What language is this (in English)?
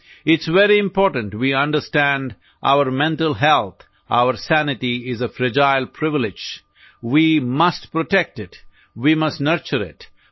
Odia